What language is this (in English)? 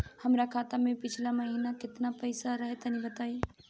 Bhojpuri